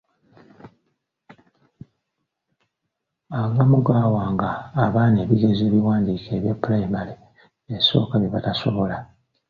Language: Ganda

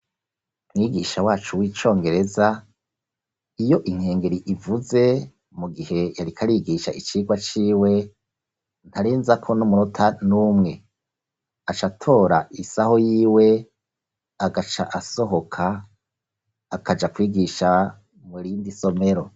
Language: Rundi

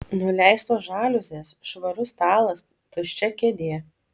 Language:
Lithuanian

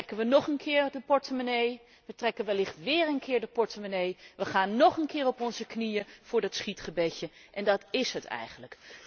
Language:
Dutch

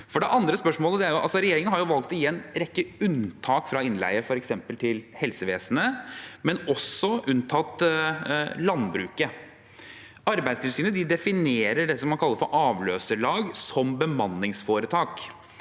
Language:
Norwegian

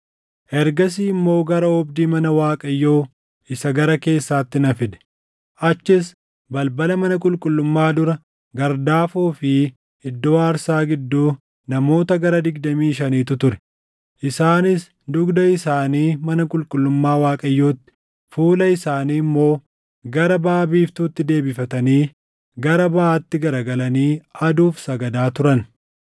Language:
Oromo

